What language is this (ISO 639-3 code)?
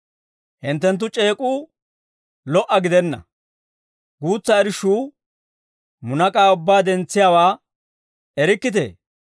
dwr